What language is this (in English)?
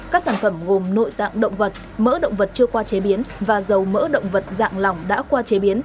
Vietnamese